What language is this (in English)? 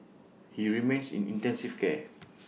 English